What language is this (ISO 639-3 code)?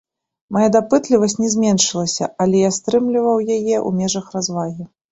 bel